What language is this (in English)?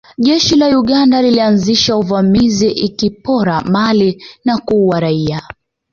Swahili